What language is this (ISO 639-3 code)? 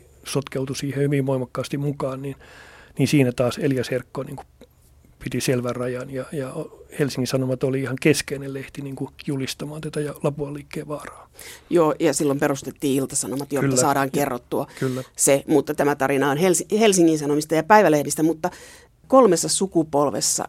fin